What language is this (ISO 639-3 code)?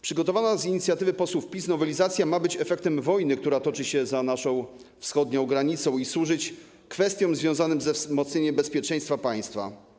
pol